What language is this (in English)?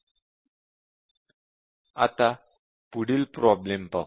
Marathi